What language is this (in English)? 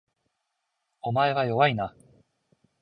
Japanese